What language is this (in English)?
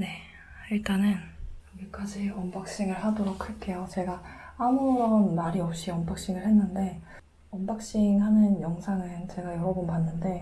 Korean